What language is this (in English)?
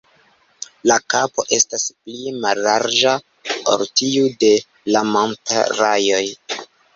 Esperanto